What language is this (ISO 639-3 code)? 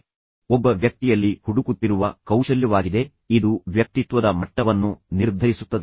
kan